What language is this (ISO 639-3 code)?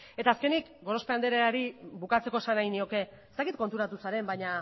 eus